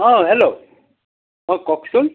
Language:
Assamese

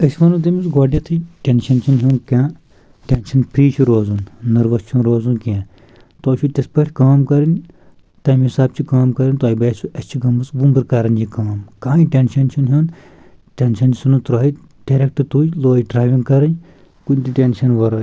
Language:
Kashmiri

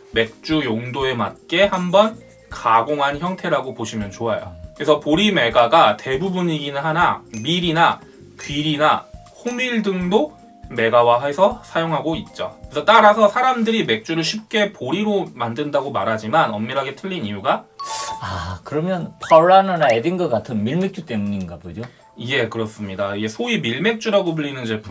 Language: Korean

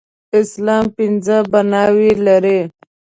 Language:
Pashto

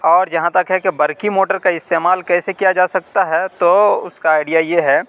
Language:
Urdu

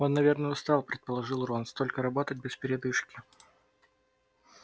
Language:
Russian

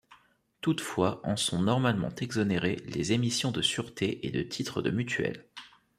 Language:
French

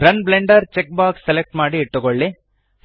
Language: Kannada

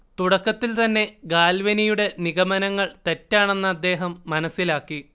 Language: Malayalam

